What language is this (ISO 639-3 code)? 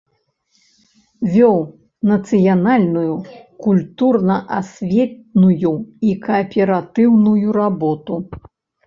bel